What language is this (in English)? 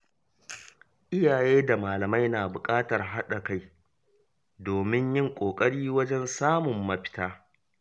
Hausa